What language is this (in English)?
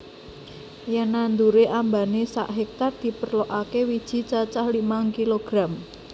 Javanese